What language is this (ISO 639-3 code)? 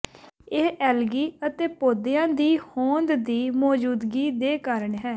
pan